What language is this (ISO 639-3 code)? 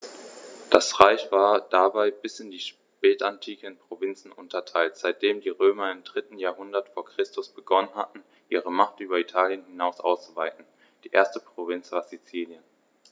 deu